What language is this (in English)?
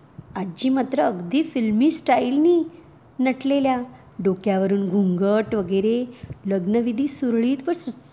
Marathi